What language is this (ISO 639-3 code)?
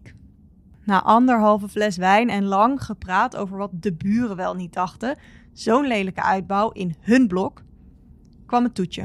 nld